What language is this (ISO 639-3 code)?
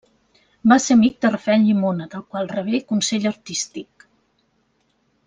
cat